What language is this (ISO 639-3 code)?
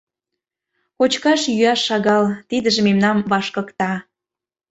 chm